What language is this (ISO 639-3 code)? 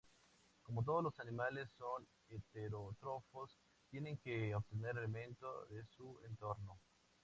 spa